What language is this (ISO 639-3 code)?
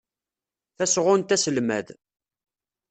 kab